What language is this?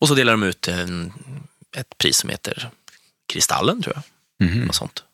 Swedish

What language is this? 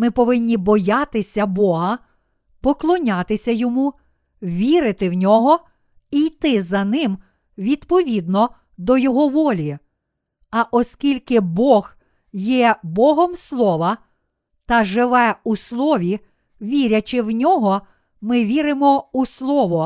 Ukrainian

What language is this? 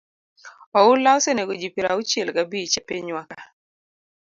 Luo (Kenya and Tanzania)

